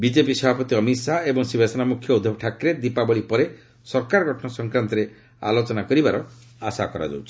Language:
Odia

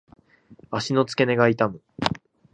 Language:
Japanese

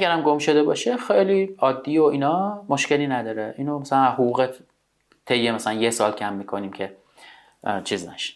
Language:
Persian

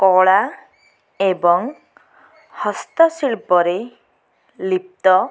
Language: Odia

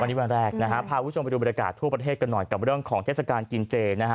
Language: Thai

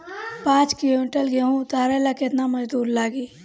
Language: Bhojpuri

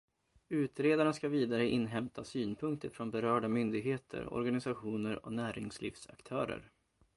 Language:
Swedish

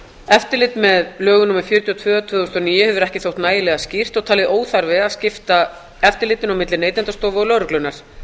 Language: Icelandic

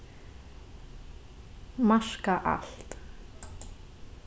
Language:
Faroese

